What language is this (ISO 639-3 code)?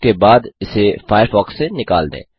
hin